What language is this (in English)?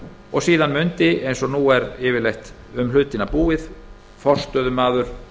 Icelandic